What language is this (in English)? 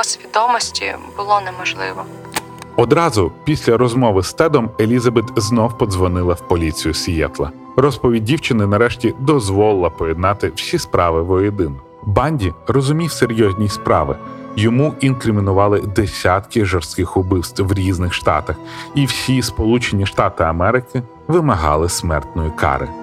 Ukrainian